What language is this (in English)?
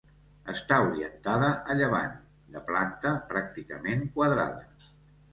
Catalan